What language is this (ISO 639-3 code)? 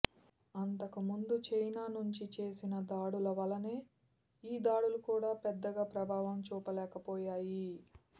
tel